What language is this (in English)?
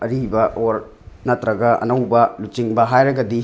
Manipuri